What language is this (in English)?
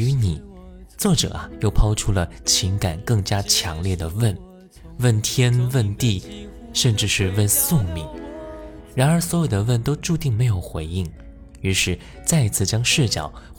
Chinese